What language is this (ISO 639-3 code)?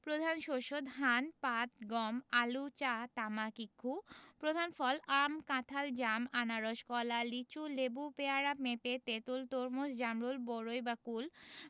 ben